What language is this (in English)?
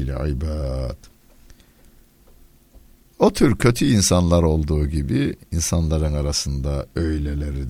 Turkish